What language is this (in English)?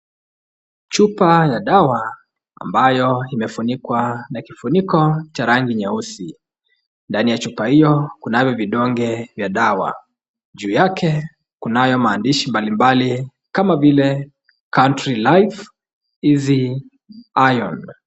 Swahili